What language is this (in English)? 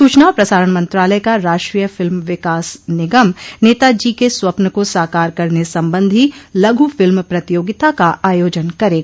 Hindi